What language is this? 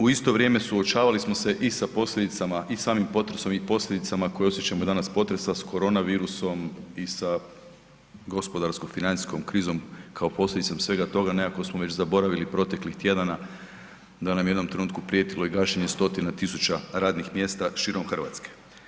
Croatian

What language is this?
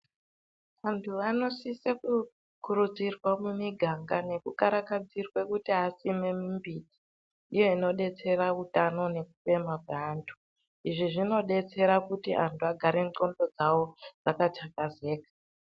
Ndau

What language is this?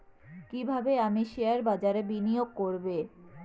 Bangla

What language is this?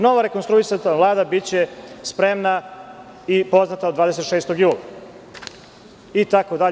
Serbian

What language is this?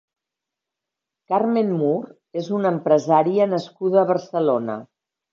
Catalan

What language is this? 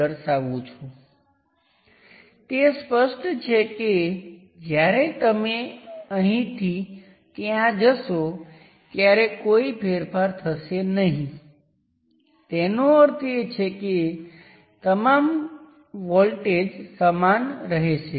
Gujarati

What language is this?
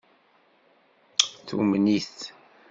Kabyle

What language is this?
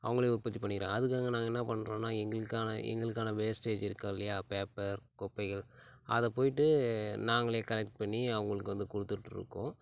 Tamil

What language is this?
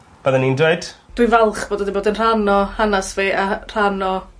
Welsh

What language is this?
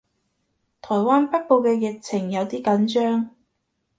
Cantonese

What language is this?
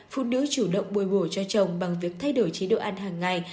Vietnamese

